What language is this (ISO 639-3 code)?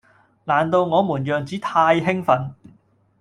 yue